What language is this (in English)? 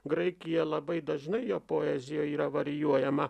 Lithuanian